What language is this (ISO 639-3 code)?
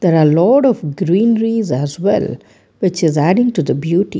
eng